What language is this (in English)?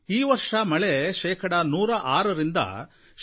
Kannada